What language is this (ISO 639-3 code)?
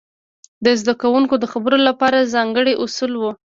pus